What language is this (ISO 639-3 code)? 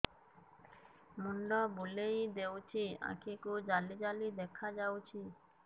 ori